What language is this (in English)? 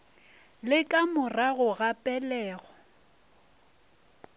Northern Sotho